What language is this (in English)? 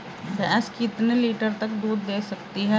Hindi